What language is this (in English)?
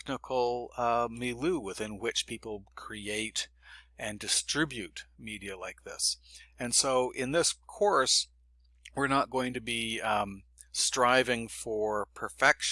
English